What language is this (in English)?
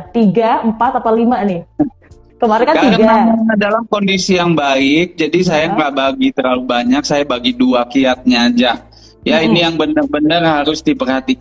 Indonesian